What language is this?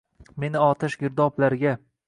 Uzbek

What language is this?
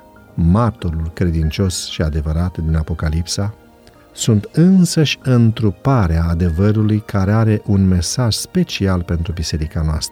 Romanian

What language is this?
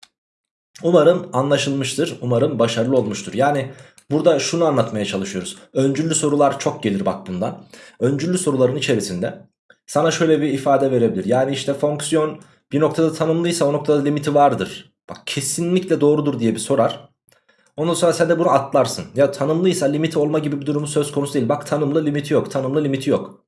Turkish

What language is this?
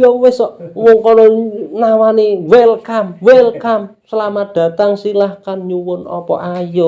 Indonesian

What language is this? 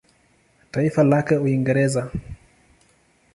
Swahili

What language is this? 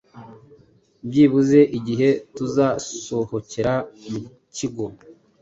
Kinyarwanda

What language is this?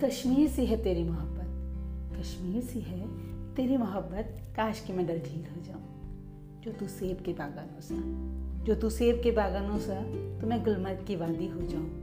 Hindi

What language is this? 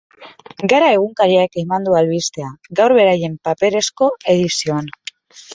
Basque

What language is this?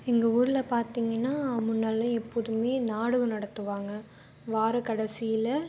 Tamil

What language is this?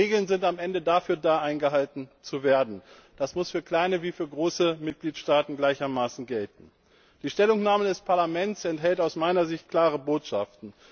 German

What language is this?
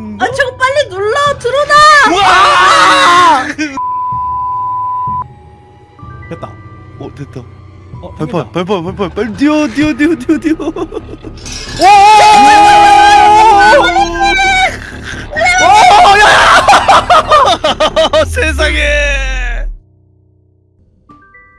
Korean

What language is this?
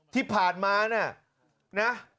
Thai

